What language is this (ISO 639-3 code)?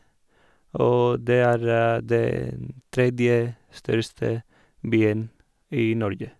nor